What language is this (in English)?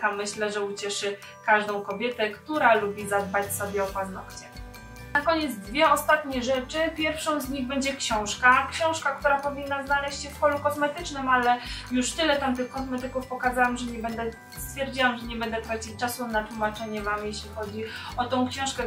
Polish